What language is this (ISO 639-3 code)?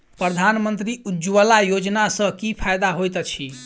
mai